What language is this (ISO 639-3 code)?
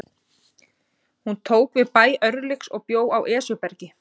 isl